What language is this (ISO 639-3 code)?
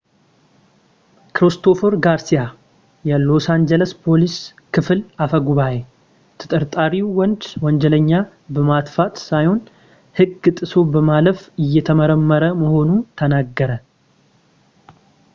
amh